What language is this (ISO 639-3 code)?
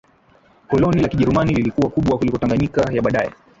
swa